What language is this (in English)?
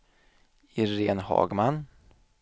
Swedish